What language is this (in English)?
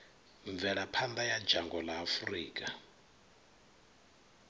Venda